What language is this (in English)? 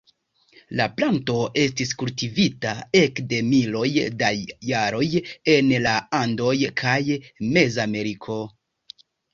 Esperanto